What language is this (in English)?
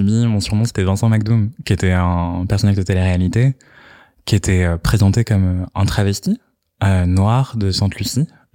French